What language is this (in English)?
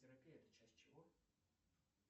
Russian